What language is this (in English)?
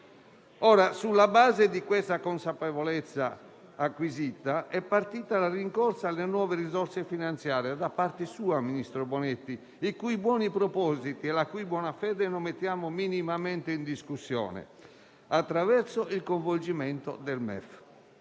Italian